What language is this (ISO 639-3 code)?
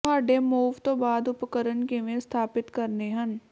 pan